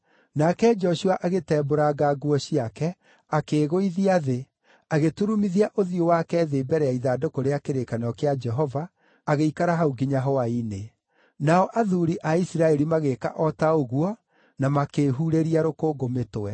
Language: Kikuyu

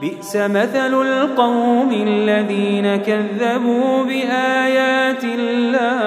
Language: Arabic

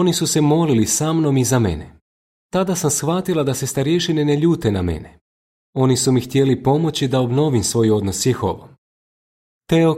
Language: Croatian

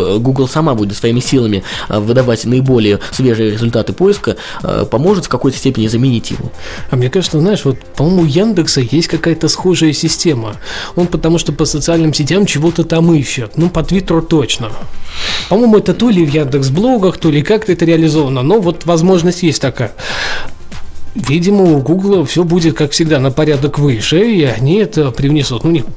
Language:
Russian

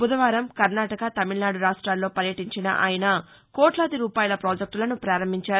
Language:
Telugu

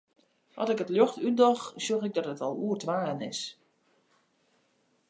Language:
Western Frisian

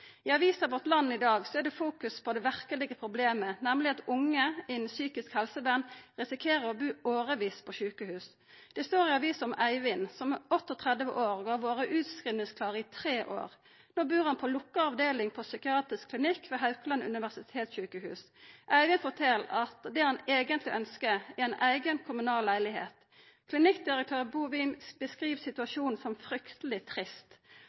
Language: Norwegian Nynorsk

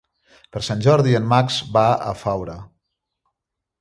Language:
Catalan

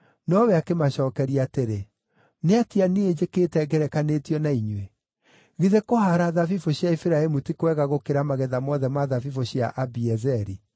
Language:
Kikuyu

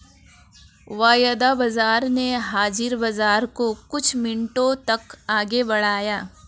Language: Hindi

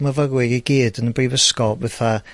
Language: Welsh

